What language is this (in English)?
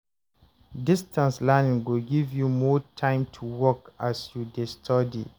Nigerian Pidgin